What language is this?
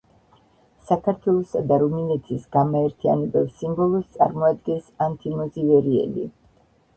Georgian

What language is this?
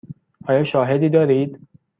Persian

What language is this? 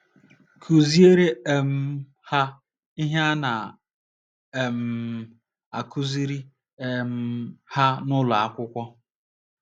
Igbo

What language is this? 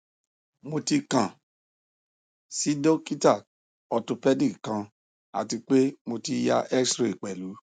Yoruba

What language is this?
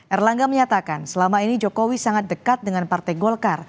Indonesian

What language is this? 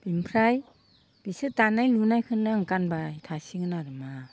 Bodo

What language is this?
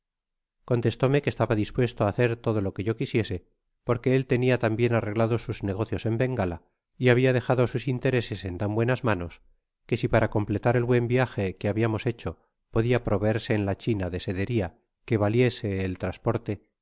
Spanish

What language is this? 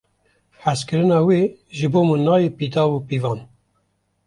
Kurdish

